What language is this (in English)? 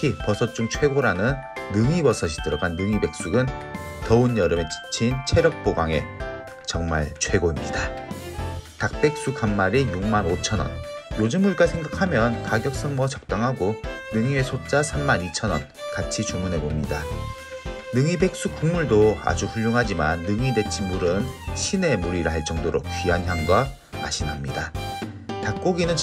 Korean